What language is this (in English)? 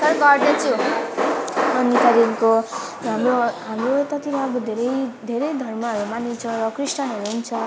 Nepali